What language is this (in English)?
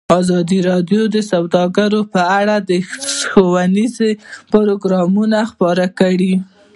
Pashto